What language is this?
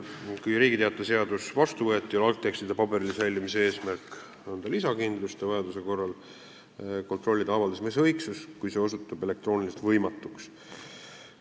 Estonian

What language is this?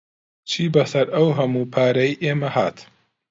Central Kurdish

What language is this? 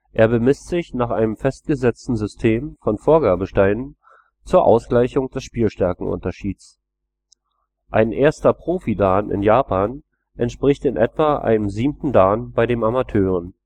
German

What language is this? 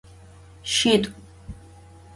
Adyghe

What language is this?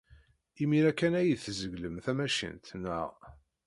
Kabyle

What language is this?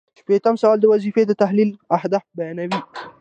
Pashto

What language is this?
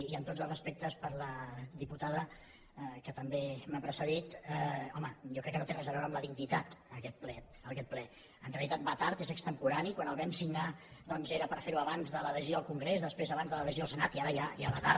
Catalan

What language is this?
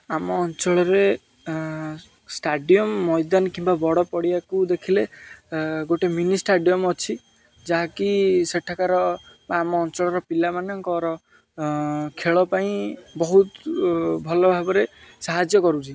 Odia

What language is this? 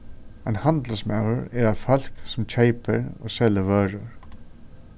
Faroese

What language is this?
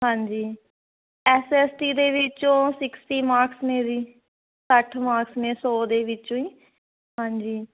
Punjabi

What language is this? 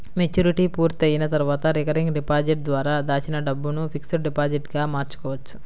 Telugu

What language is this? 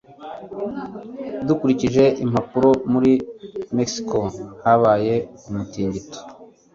Kinyarwanda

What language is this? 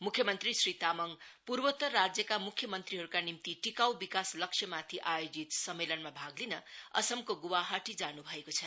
Nepali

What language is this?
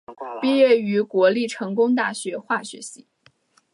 Chinese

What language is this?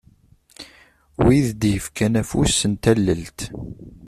Kabyle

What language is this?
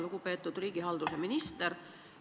Estonian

